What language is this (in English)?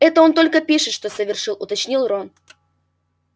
Russian